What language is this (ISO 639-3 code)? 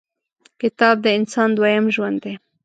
pus